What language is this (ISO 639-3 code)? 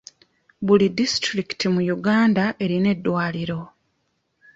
lug